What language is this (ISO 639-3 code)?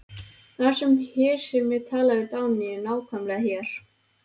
isl